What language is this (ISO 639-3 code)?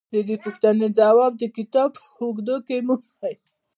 pus